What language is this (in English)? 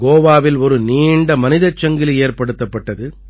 Tamil